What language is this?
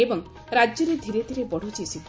Odia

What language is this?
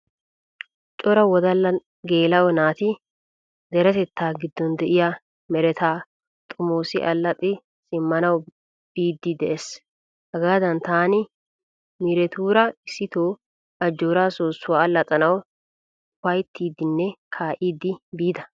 Wolaytta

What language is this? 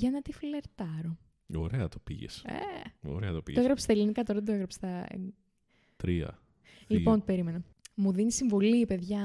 Greek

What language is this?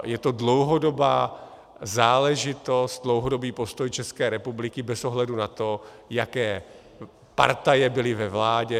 Czech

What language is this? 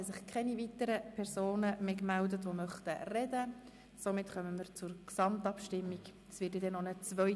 Swiss German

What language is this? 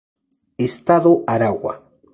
Spanish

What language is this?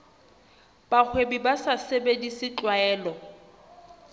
Southern Sotho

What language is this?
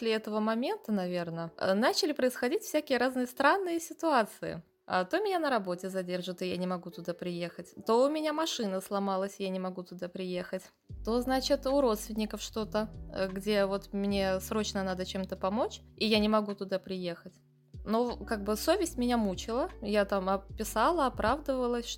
Russian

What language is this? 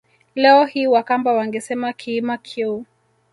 Swahili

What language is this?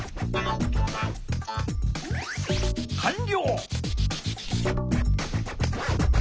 Japanese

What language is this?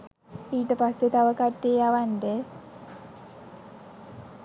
Sinhala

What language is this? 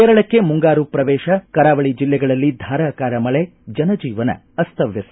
Kannada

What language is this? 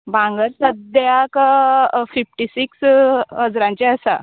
Konkani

